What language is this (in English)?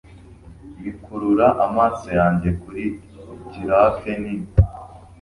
Kinyarwanda